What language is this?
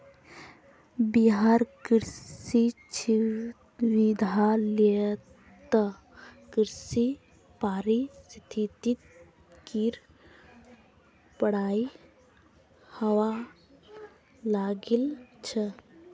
Magahi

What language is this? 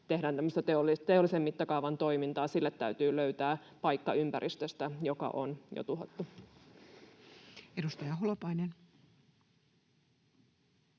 Finnish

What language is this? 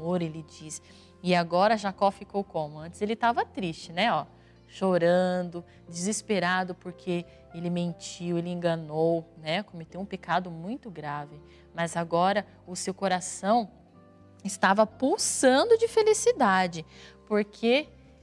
Portuguese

